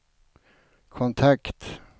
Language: Swedish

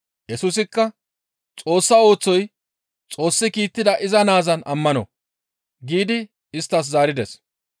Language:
Gamo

